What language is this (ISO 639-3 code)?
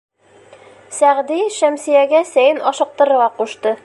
bak